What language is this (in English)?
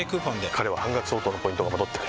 Japanese